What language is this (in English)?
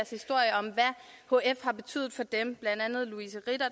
Danish